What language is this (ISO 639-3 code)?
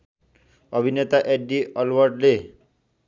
nep